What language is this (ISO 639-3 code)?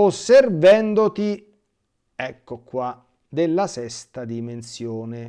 ita